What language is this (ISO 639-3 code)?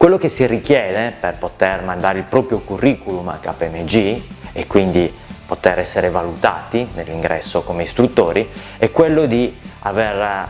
ita